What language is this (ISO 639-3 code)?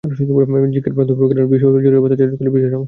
ben